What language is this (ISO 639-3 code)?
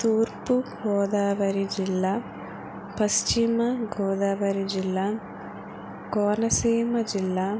tel